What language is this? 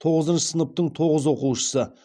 Kazakh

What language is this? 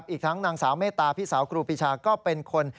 Thai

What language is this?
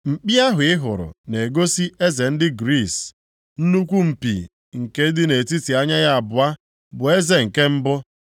Igbo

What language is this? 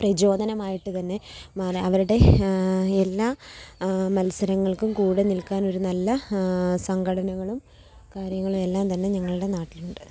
Malayalam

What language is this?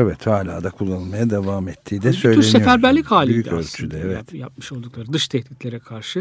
Turkish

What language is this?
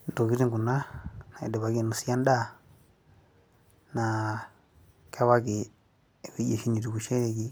Masai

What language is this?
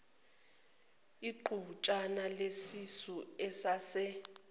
Zulu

